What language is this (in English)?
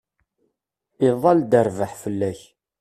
Kabyle